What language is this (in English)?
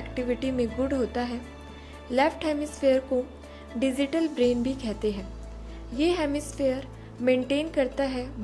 Hindi